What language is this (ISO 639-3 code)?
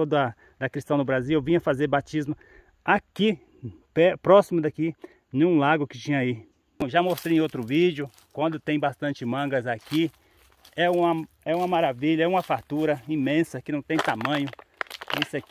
por